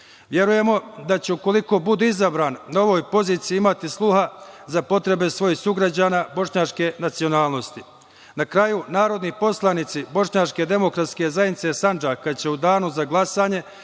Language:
Serbian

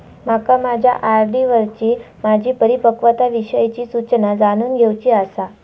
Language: Marathi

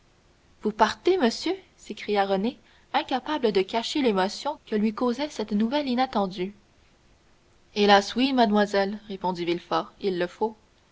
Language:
French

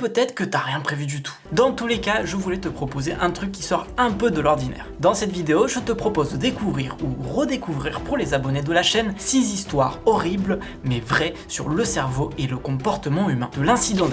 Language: French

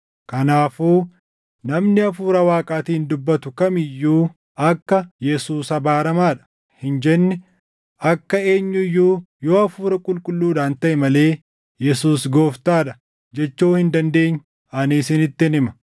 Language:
Oromo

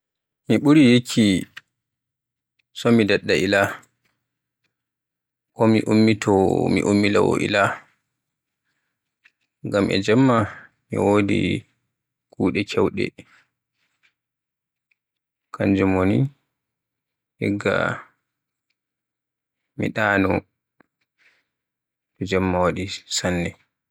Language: Borgu Fulfulde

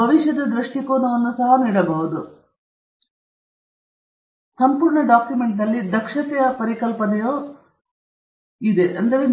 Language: Kannada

